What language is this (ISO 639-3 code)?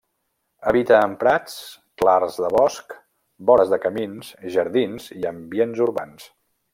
cat